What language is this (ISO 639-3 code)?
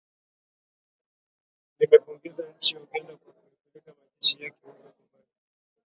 swa